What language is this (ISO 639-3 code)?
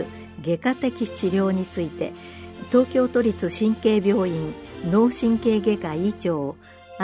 jpn